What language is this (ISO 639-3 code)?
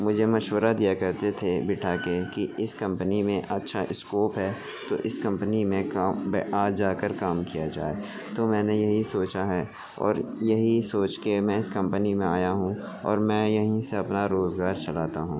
urd